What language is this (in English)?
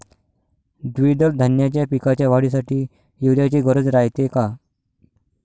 Marathi